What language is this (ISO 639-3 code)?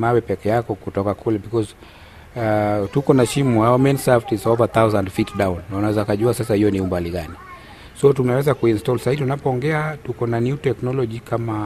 swa